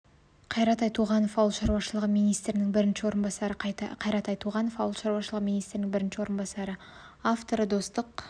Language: Kazakh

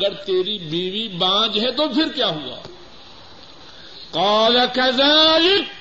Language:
Urdu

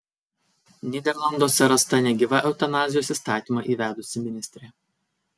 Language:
Lithuanian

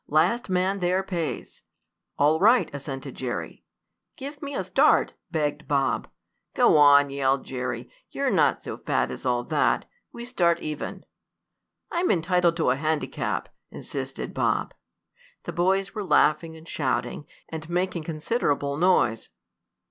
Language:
English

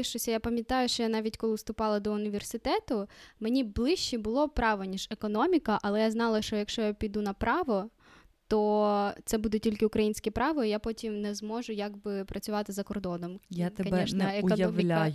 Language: Ukrainian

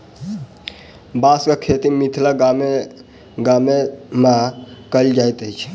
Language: Maithili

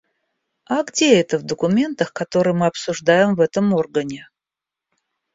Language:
Russian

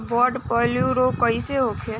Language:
Bhojpuri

